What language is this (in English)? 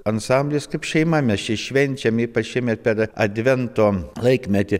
Lithuanian